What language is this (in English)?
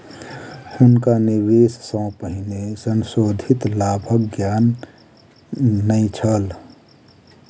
Maithili